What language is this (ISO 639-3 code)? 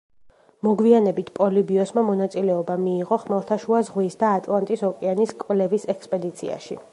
kat